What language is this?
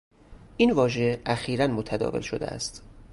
Persian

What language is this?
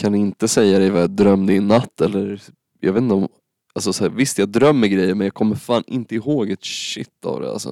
Swedish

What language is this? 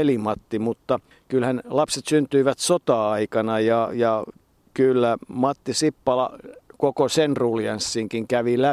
Finnish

